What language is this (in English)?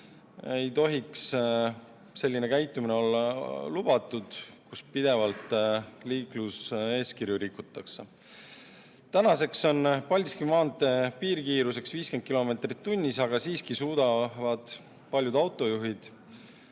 Estonian